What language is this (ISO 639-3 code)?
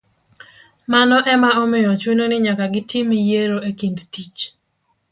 luo